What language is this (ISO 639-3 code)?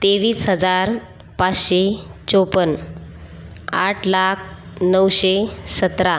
mar